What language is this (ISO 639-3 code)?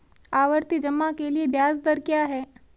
hin